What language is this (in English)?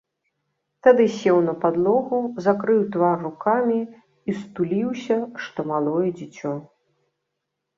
Belarusian